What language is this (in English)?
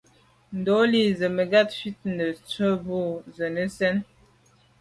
Medumba